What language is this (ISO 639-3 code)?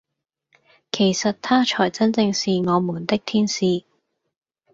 yue